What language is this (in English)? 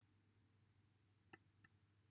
Welsh